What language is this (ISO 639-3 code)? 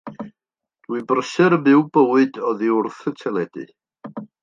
cym